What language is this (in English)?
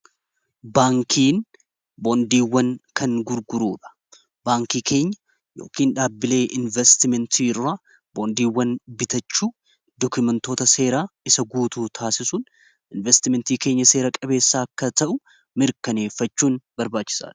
Oromo